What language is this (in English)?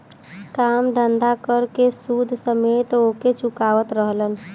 Bhojpuri